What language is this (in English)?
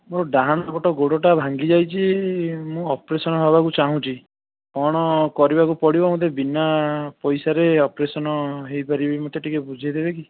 Odia